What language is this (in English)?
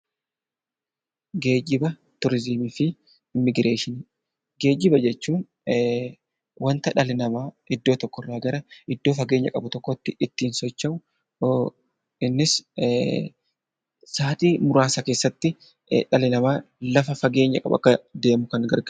Oromo